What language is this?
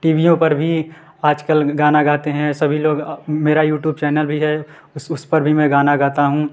Hindi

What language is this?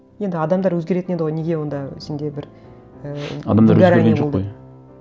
Kazakh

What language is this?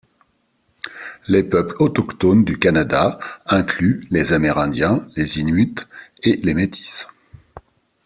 French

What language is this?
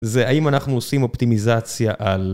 Hebrew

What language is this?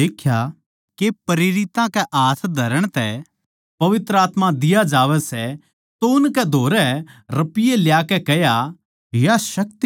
Haryanvi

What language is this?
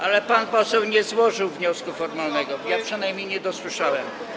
Polish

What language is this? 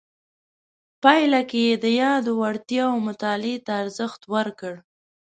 Pashto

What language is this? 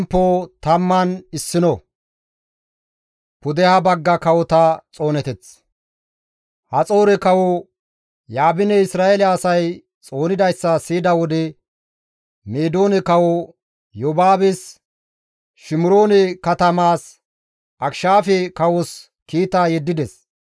Gamo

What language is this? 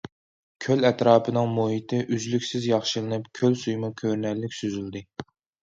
Uyghur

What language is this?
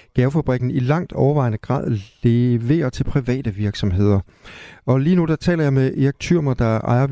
Danish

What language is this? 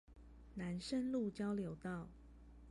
Chinese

